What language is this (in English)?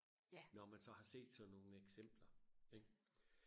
Danish